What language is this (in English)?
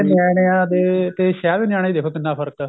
Punjabi